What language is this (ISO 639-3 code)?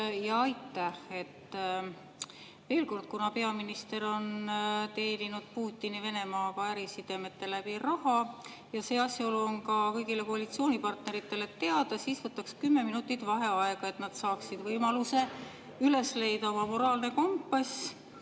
est